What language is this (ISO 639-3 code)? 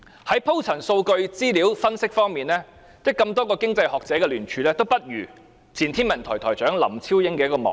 yue